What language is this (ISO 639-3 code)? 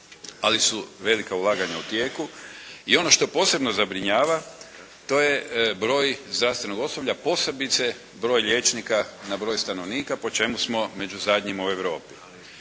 hrv